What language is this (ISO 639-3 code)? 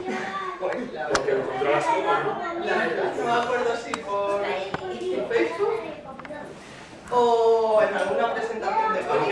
spa